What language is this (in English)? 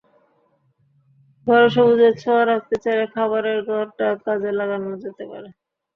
Bangla